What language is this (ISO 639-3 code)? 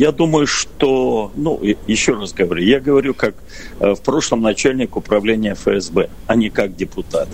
rus